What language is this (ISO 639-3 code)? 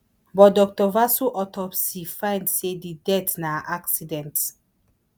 pcm